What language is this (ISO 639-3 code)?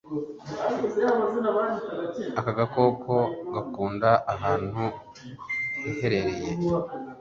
kin